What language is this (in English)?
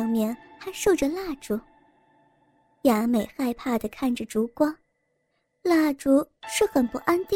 Chinese